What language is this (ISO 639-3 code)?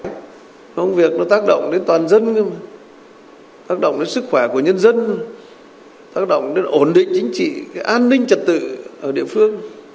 vie